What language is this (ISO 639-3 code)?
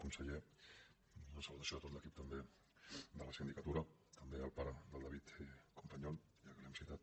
cat